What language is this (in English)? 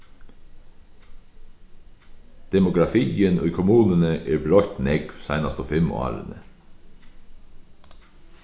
Faroese